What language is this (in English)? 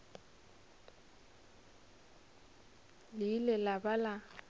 Northern Sotho